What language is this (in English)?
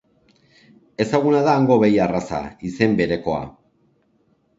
Basque